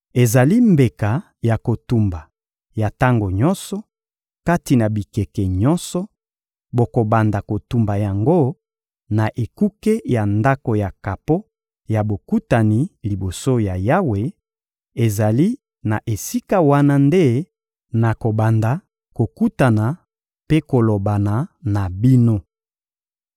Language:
Lingala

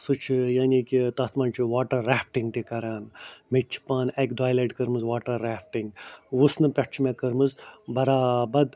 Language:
Kashmiri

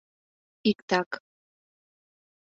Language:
Mari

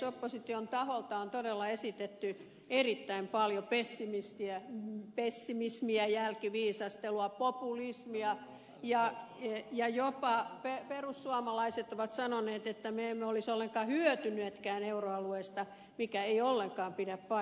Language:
Finnish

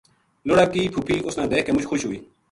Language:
Gujari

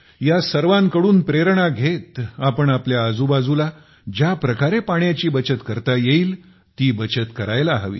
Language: Marathi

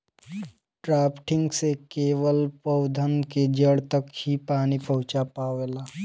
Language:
Bhojpuri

